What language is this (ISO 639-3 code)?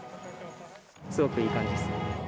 jpn